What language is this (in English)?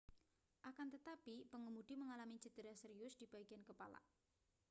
Indonesian